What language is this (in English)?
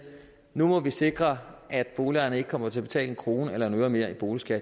Danish